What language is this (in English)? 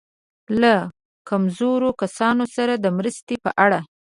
Pashto